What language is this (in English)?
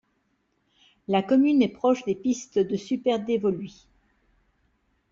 French